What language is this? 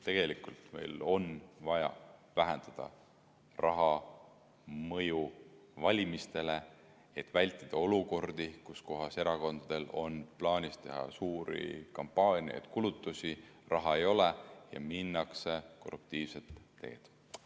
Estonian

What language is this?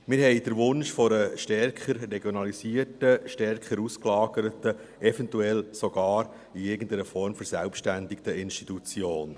Swiss German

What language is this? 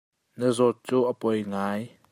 Hakha Chin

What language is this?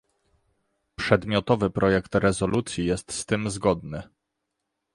Polish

